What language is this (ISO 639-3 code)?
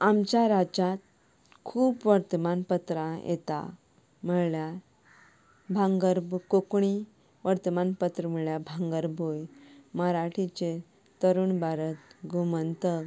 kok